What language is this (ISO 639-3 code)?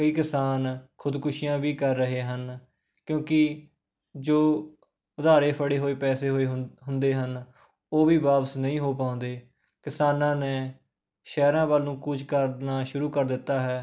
pan